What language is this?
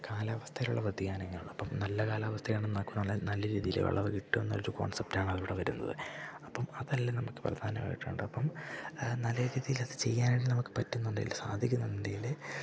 Malayalam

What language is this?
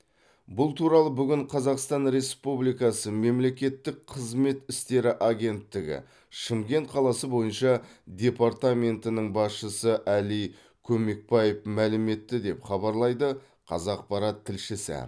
Kazakh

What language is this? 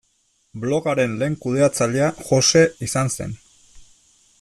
Basque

